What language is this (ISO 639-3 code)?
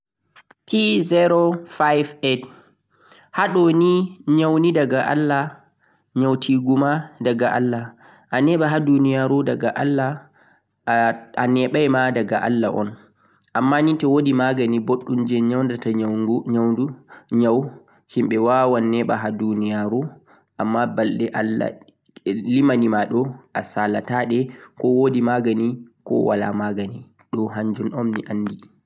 fuq